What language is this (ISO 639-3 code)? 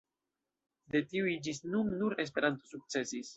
epo